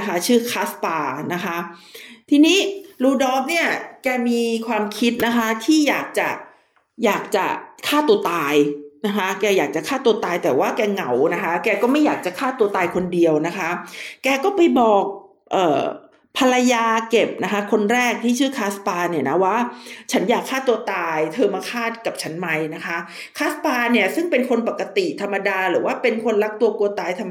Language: Thai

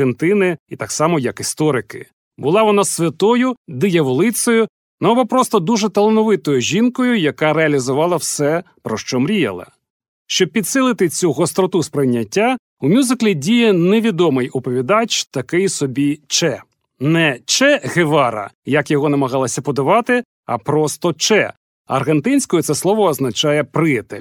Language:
Ukrainian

